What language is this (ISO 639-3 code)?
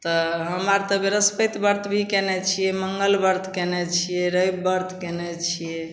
mai